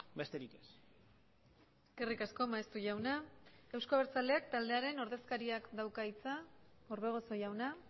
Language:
Basque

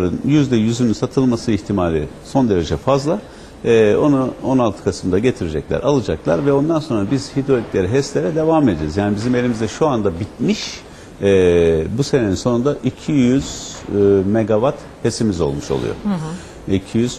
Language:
Turkish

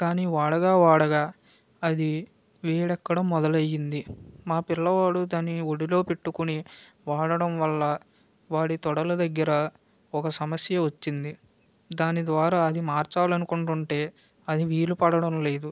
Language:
Telugu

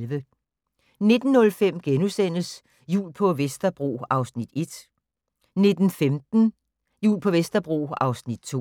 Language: Danish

